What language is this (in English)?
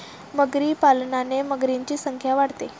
Marathi